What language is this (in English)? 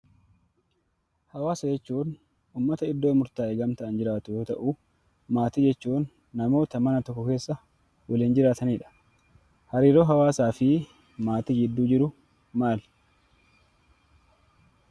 Oromo